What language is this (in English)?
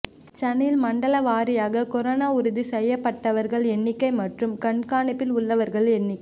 Tamil